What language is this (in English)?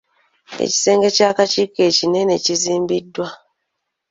Ganda